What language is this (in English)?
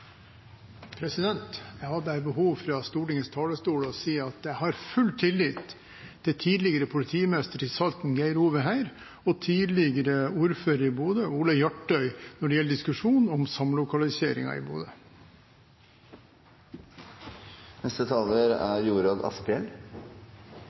Norwegian